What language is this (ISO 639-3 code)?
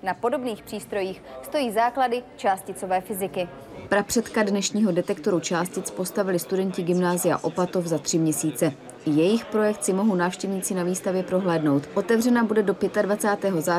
ces